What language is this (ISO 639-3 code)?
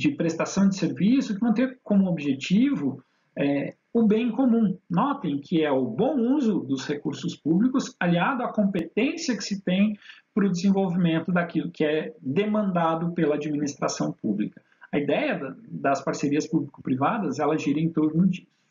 por